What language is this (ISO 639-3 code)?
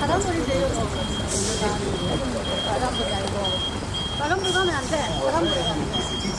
kor